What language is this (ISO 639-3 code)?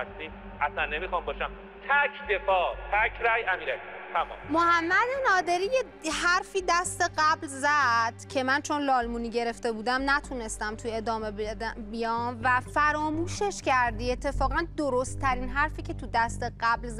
fas